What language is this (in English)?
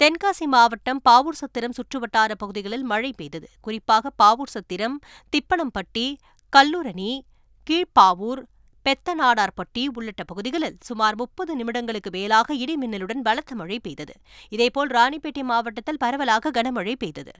Tamil